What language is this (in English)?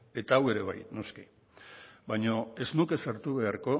Basque